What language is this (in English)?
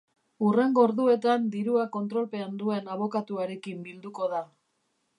Basque